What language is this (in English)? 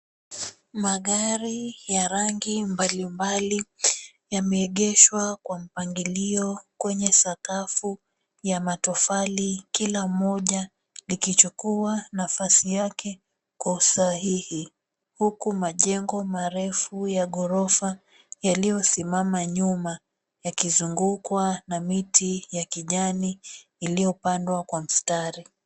Swahili